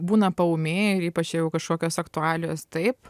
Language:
Lithuanian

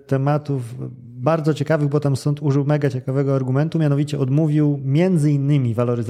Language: Polish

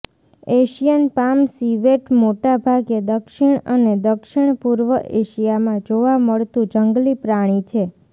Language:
Gujarati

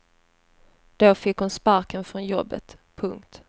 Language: Swedish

